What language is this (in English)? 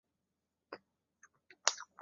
Chinese